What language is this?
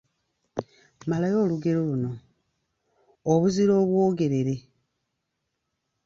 Ganda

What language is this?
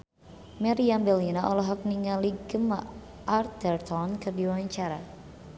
Sundanese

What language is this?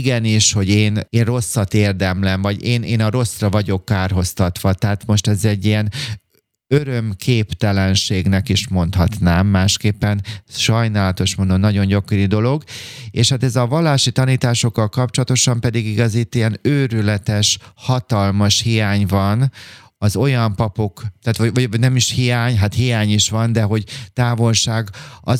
Hungarian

